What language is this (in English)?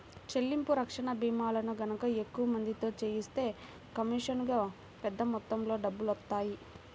Telugu